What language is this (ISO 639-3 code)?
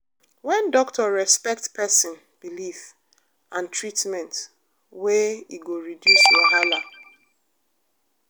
pcm